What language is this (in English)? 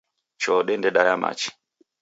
Taita